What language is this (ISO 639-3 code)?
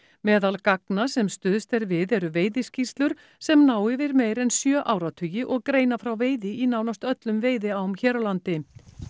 isl